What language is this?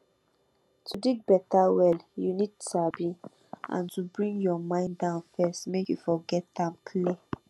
Nigerian Pidgin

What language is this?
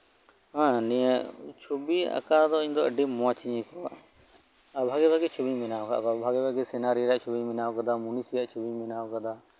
Santali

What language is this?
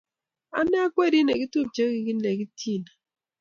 Kalenjin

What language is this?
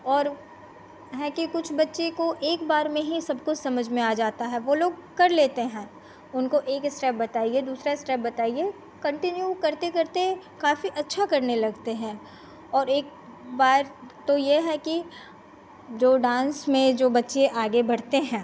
Hindi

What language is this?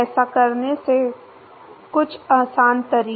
Hindi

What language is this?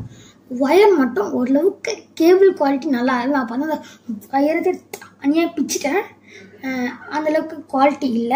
Romanian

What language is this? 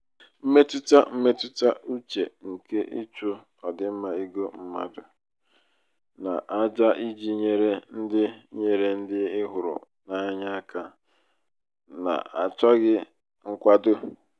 Igbo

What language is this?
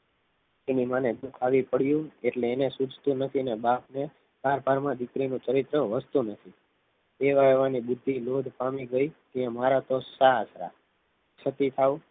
Gujarati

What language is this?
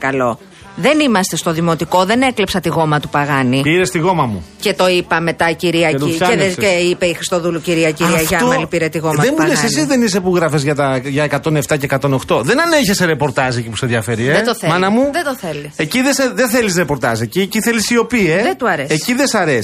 Greek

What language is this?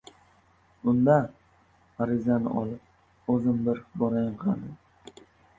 Uzbek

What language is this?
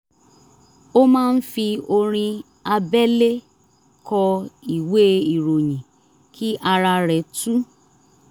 Yoruba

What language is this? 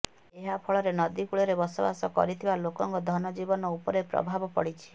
Odia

